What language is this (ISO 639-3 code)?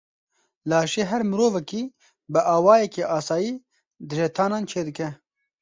kur